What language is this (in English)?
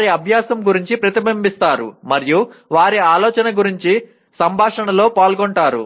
Telugu